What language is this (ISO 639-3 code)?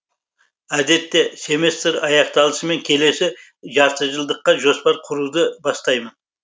kaz